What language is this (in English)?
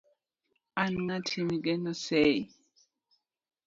Luo (Kenya and Tanzania)